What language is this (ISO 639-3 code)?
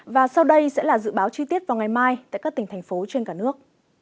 vie